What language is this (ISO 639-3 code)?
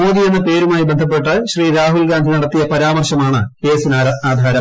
mal